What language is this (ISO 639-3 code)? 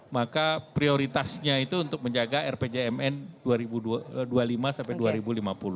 ind